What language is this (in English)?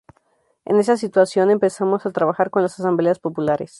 Spanish